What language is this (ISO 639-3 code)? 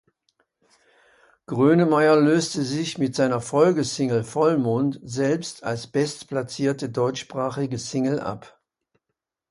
deu